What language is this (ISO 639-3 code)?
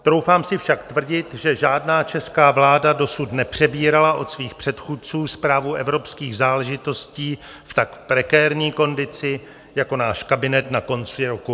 ces